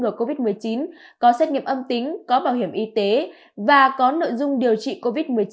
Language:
Vietnamese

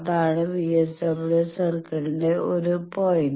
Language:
Malayalam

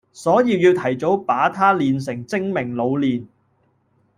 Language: Cantonese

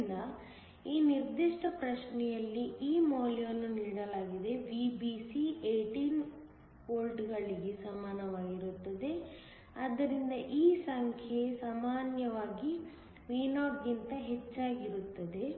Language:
Kannada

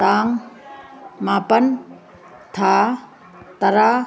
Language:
Manipuri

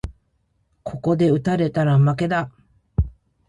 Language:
Japanese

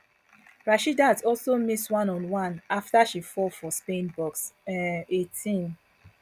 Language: Nigerian Pidgin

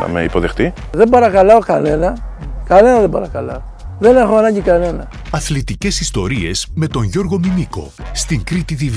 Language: Greek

